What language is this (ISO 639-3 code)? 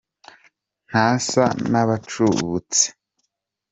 kin